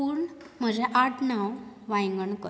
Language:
Konkani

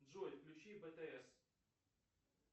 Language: Russian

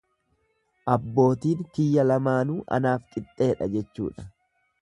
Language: Oromo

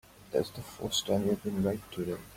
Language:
English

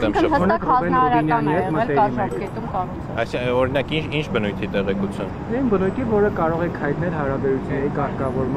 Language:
Romanian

